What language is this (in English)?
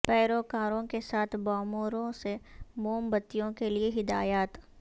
Urdu